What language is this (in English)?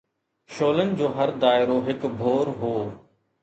Sindhi